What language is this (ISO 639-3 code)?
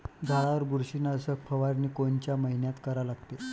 mar